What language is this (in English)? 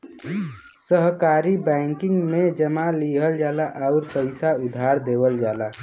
Bhojpuri